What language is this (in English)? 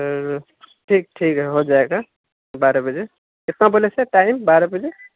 Urdu